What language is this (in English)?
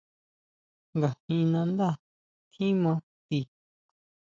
Huautla Mazatec